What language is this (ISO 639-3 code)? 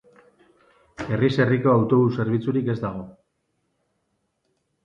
eus